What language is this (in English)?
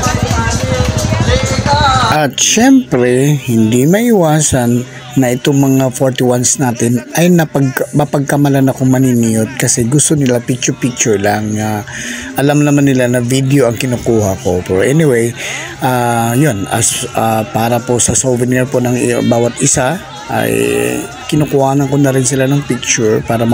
Filipino